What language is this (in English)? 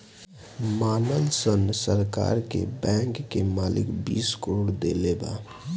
Bhojpuri